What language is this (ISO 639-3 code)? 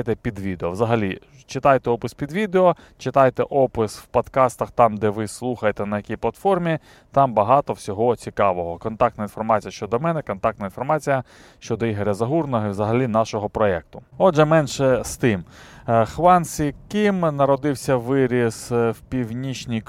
ukr